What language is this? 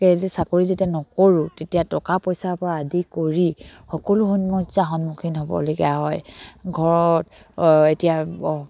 Assamese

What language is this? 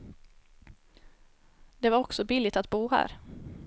Swedish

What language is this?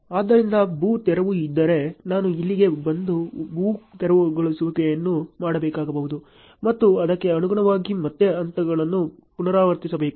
Kannada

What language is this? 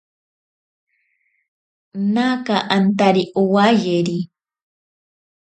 Ashéninka Perené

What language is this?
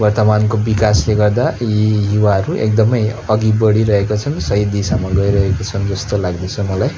Nepali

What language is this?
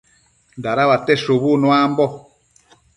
Matsés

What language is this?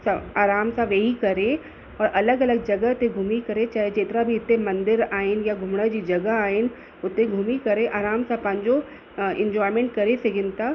Sindhi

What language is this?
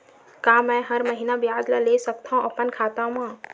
Chhattisgarhi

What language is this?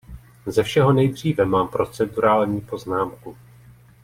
Czech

